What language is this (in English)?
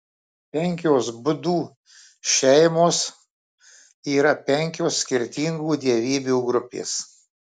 Lithuanian